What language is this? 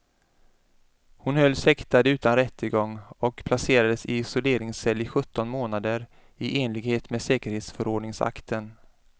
Swedish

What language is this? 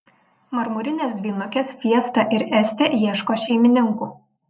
Lithuanian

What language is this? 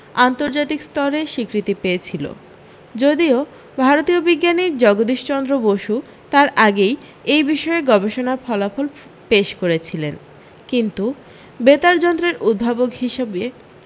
Bangla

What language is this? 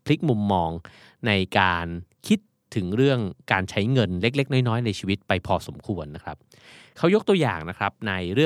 Thai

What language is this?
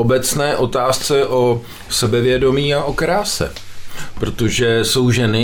Czech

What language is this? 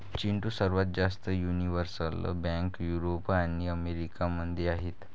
Marathi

